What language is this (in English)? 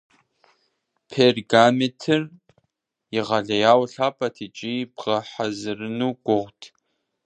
Kabardian